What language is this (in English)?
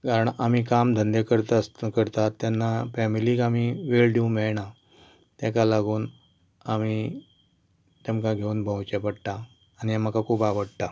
Konkani